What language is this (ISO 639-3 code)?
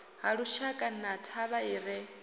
ven